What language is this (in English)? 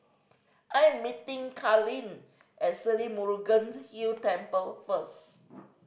English